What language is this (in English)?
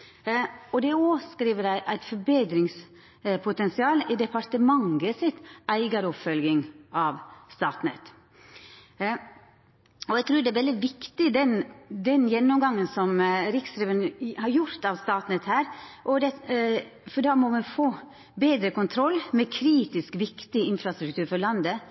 Norwegian Nynorsk